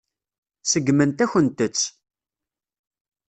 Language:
Kabyle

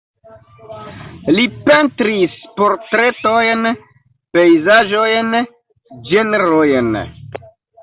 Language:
Esperanto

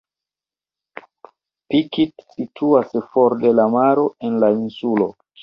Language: Esperanto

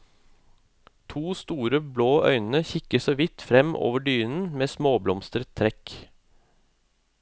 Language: Norwegian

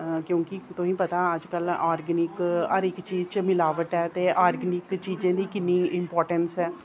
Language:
Dogri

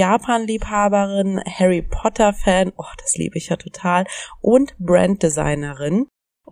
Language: German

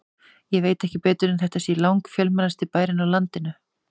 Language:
Icelandic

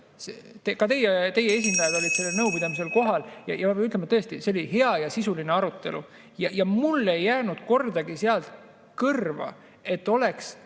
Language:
Estonian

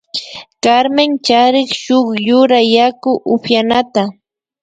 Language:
Imbabura Highland Quichua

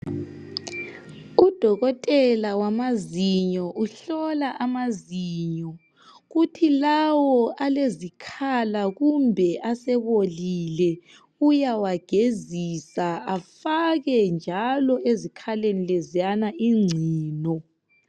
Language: North Ndebele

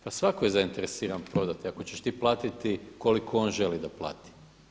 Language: Croatian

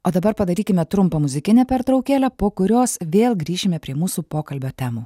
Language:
Lithuanian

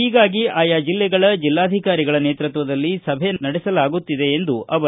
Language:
Kannada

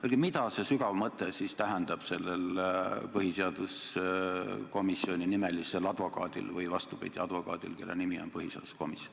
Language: Estonian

